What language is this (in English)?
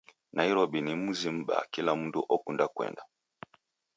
Taita